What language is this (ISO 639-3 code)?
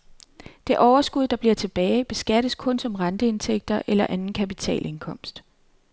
dan